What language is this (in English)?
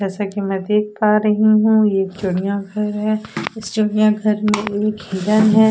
Hindi